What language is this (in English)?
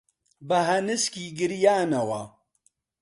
Central Kurdish